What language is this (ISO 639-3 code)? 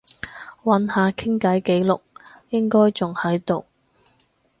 yue